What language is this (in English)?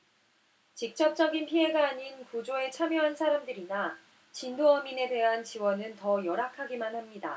Korean